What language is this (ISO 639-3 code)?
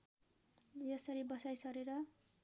nep